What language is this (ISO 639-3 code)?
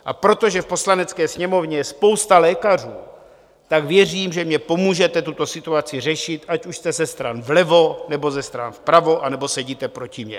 ces